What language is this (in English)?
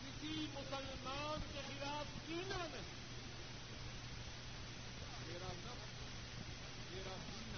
Urdu